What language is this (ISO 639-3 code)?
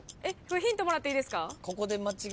jpn